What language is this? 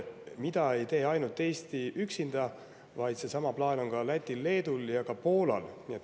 Estonian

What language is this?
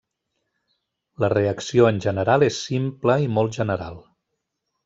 Catalan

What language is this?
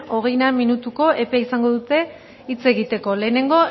Basque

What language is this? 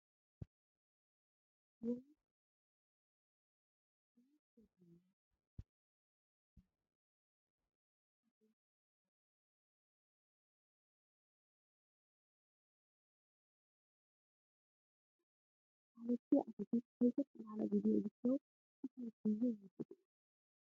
Wolaytta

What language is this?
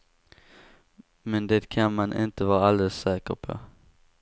Swedish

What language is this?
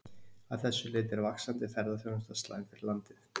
Icelandic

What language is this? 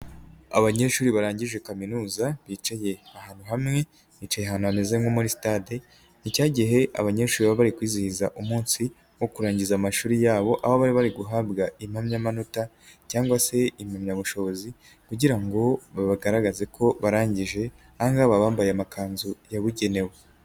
Kinyarwanda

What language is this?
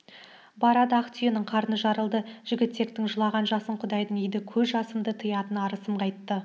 Kazakh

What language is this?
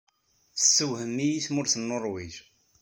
Kabyle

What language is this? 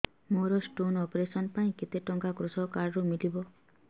Odia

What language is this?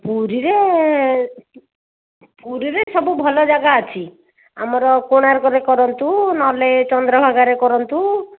Odia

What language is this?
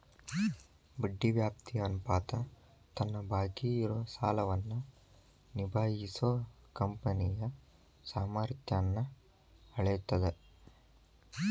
Kannada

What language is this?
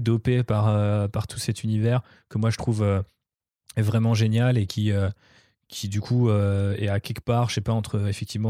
French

